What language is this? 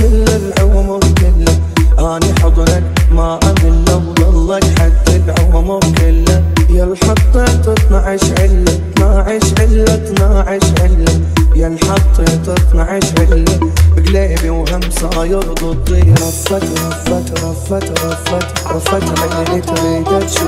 Arabic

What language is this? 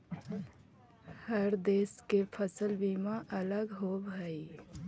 Magahi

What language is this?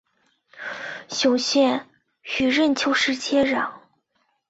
Chinese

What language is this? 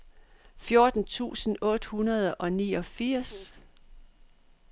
Danish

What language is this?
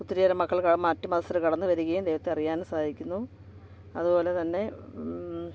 Malayalam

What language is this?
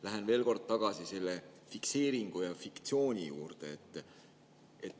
Estonian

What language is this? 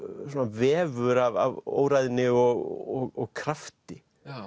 Icelandic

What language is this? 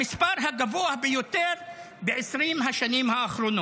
Hebrew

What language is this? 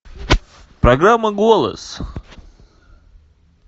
Russian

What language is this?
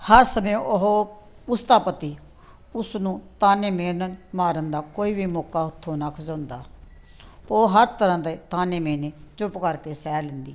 Punjabi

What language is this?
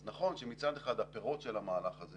Hebrew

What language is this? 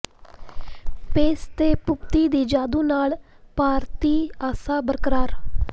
Punjabi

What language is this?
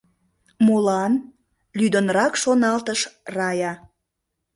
Mari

